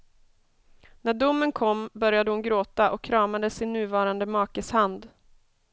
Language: Swedish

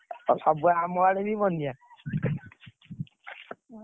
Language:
Odia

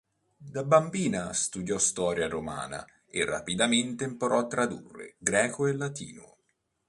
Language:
Italian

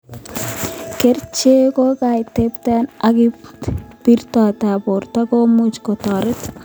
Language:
Kalenjin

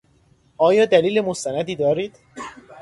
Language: Persian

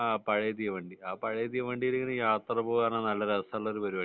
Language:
Malayalam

